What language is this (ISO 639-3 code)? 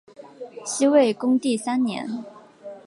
zho